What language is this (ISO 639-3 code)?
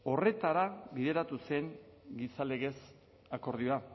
eus